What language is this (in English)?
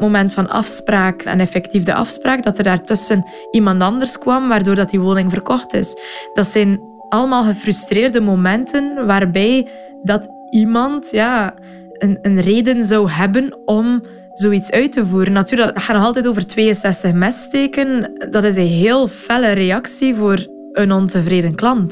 Dutch